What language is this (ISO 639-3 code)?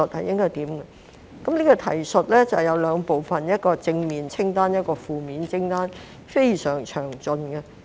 yue